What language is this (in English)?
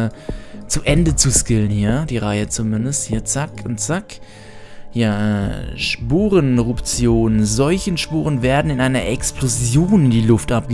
German